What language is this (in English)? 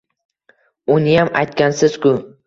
Uzbek